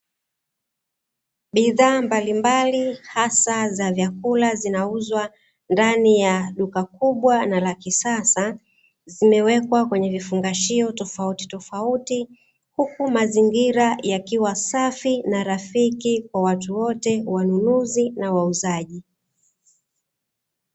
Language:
Swahili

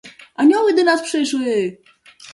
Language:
Polish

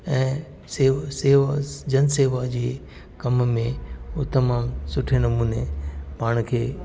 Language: Sindhi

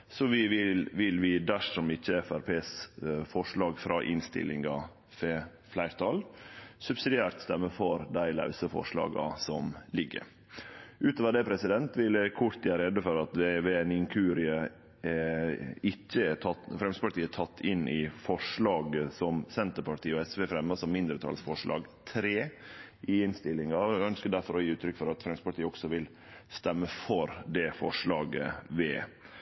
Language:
Norwegian Nynorsk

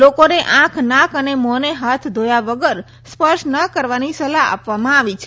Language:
Gujarati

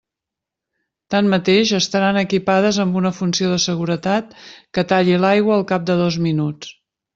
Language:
Catalan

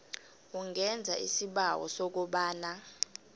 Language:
South Ndebele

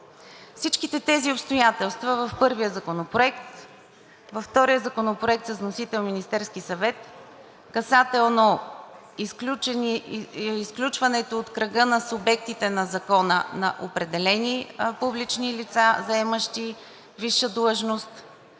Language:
Bulgarian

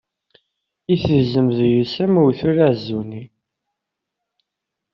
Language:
Kabyle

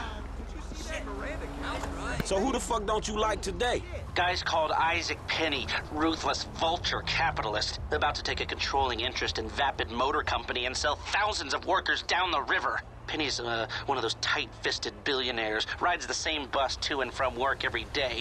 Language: Polish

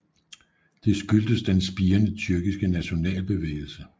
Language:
Danish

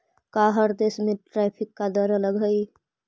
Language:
Magahi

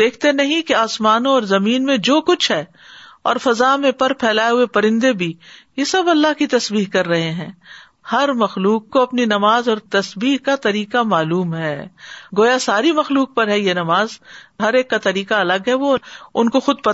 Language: Urdu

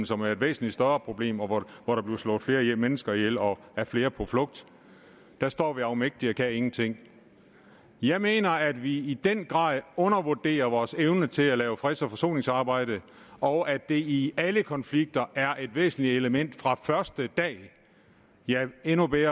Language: Danish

